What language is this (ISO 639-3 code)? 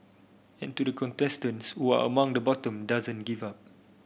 eng